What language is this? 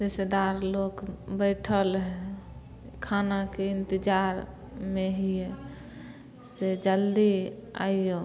Maithili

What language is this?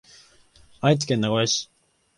Japanese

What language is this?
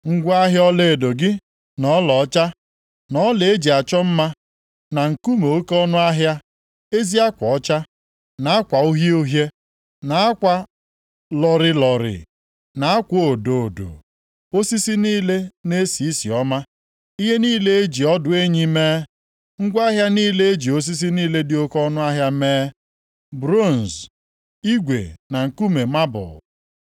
Igbo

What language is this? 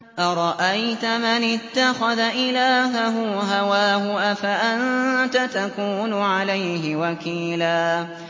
Arabic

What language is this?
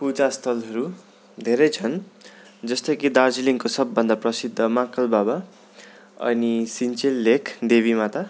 Nepali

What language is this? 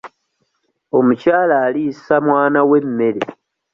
Ganda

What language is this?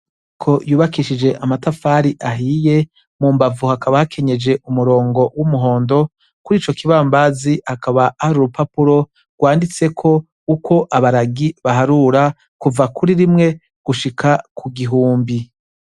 Rundi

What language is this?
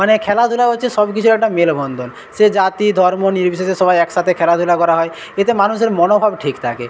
Bangla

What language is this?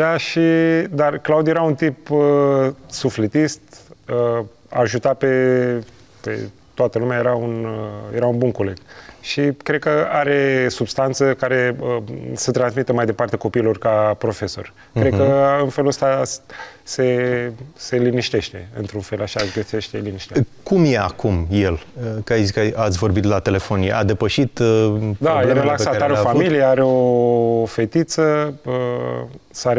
Romanian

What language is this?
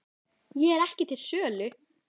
Icelandic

